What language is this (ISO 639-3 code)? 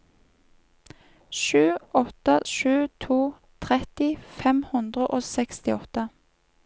nor